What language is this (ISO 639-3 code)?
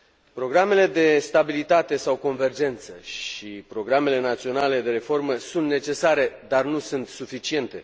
ron